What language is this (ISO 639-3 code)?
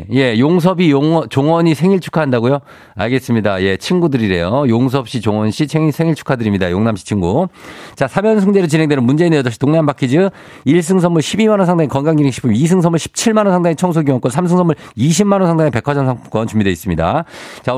kor